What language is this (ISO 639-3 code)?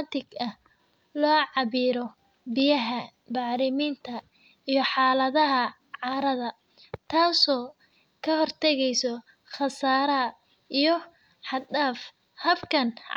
som